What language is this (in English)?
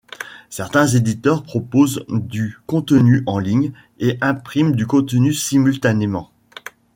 French